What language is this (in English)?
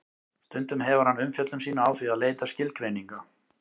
Icelandic